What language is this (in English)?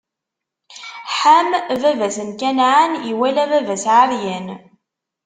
Kabyle